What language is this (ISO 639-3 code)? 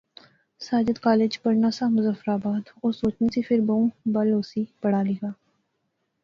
phr